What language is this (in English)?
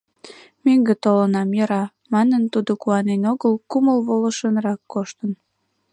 Mari